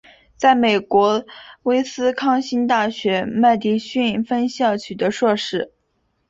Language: Chinese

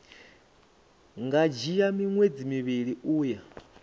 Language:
Venda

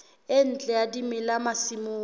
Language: Southern Sotho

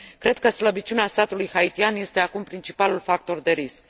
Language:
Romanian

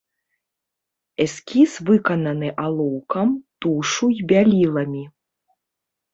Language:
Belarusian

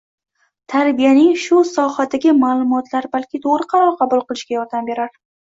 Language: Uzbek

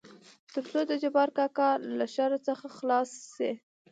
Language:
Pashto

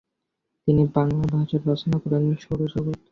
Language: Bangla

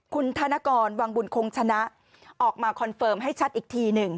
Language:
Thai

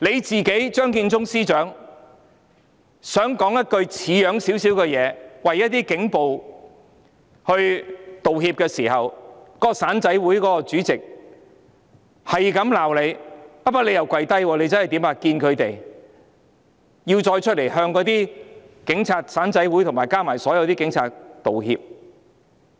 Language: Cantonese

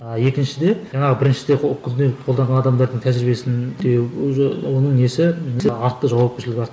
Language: Kazakh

